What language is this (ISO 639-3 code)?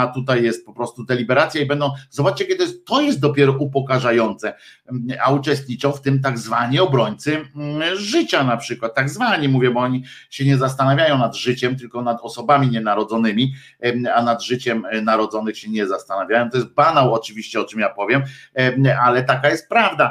pol